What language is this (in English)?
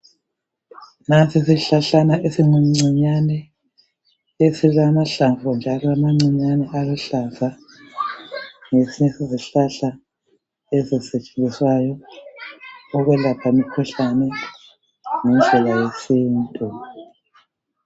North Ndebele